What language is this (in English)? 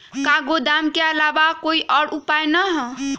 Magahi